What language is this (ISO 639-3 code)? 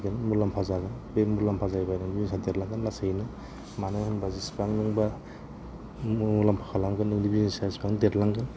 brx